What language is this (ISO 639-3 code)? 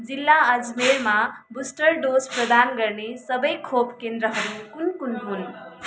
nep